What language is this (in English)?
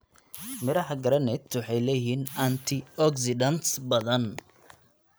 Somali